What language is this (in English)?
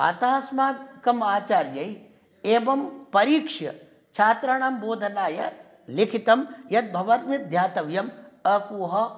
Sanskrit